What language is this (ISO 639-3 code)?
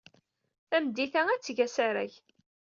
kab